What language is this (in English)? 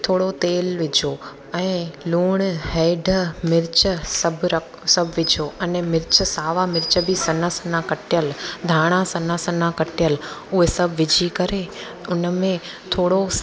Sindhi